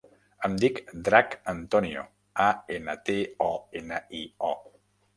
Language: Catalan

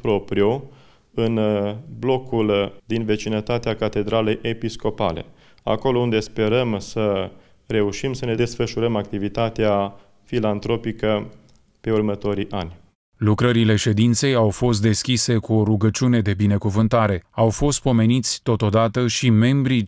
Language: Romanian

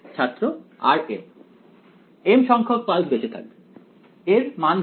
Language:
Bangla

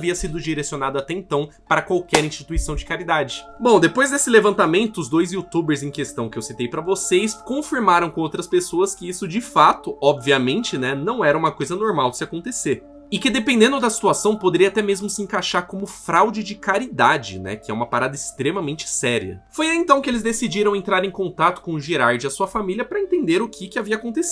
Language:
Portuguese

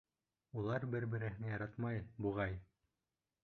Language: Bashkir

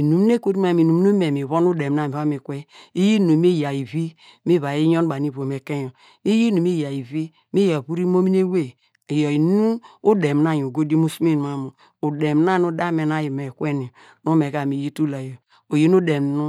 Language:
Degema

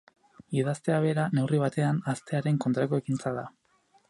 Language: Basque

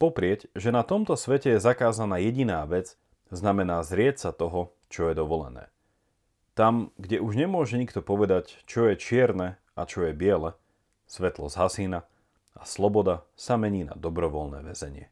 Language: Slovak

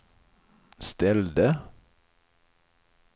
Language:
Swedish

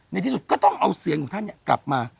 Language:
Thai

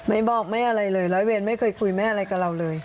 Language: Thai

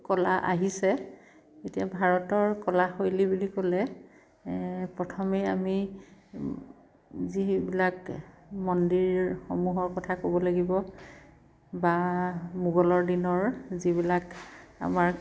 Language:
Assamese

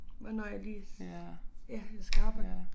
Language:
Danish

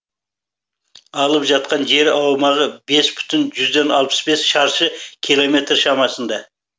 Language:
Kazakh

